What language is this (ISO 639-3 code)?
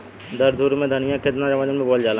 bho